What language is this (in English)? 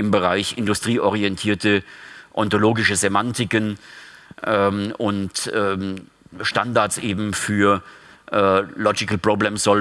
German